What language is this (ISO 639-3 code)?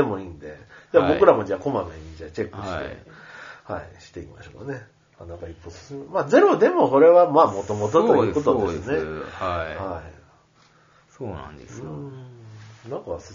jpn